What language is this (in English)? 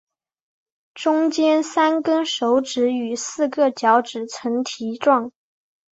Chinese